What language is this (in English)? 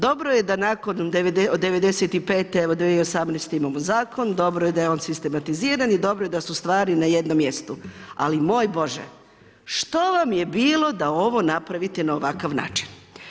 Croatian